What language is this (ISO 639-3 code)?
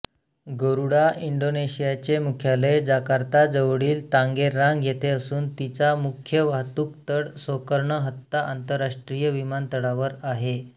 mar